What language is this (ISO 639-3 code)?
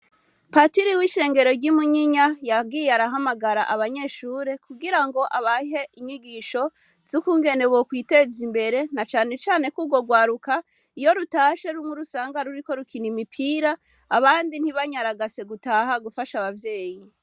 run